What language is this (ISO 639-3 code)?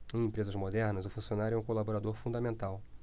por